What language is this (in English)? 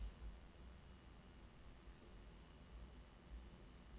Norwegian